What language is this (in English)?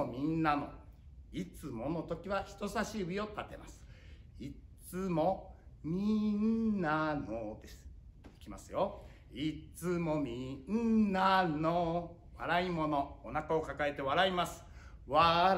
Japanese